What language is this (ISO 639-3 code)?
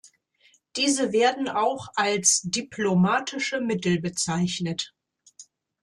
deu